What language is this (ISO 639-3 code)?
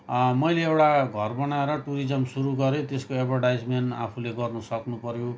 nep